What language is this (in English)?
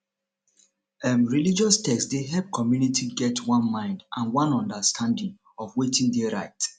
Nigerian Pidgin